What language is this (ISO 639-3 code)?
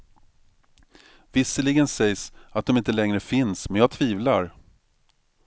swe